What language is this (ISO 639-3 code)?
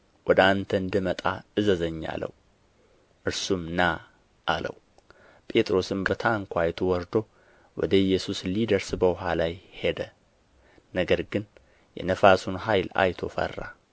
amh